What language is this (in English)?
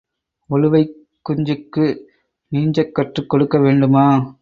Tamil